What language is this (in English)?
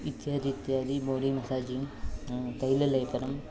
Sanskrit